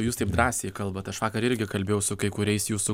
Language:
Lithuanian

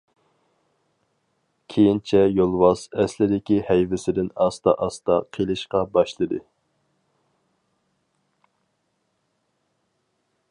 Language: Uyghur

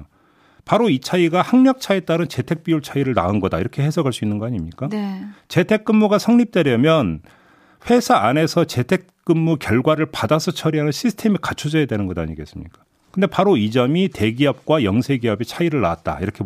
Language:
Korean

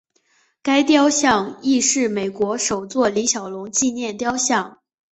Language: Chinese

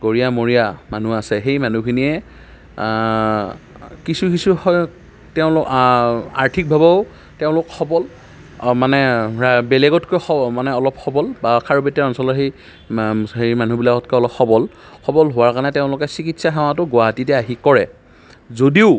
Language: Assamese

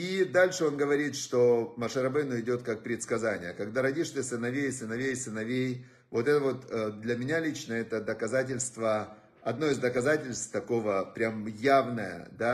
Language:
Russian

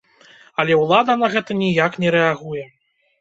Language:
Belarusian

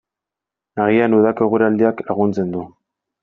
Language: Basque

